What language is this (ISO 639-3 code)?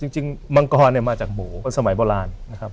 tha